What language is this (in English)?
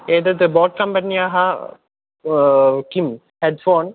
Sanskrit